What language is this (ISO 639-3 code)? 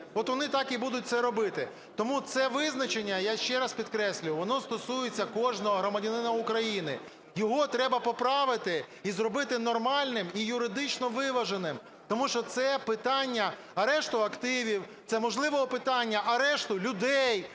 ukr